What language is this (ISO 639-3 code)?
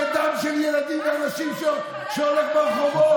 heb